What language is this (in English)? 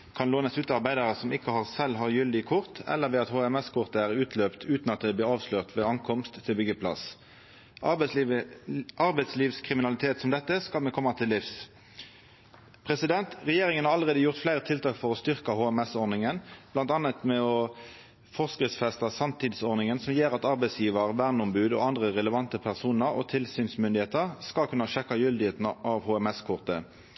Norwegian Nynorsk